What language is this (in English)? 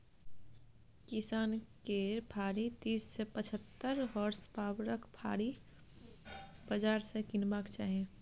Maithili